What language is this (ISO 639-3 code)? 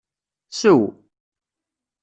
kab